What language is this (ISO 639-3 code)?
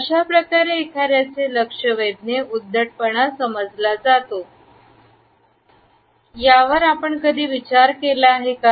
mar